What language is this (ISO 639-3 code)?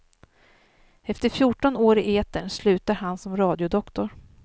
swe